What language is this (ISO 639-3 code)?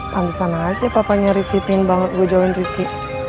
ind